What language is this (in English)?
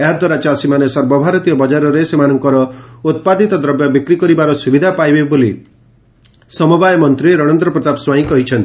Odia